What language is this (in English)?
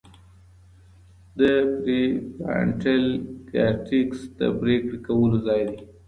Pashto